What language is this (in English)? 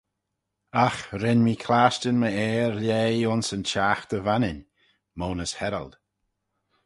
Manx